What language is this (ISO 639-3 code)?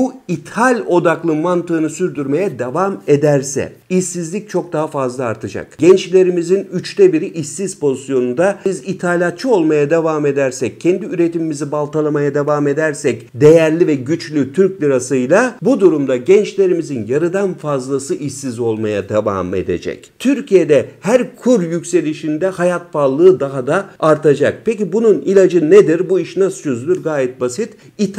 tur